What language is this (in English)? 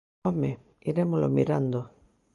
Galician